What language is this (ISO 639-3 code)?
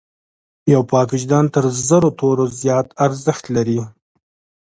pus